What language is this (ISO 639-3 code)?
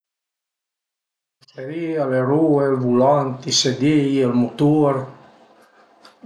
pms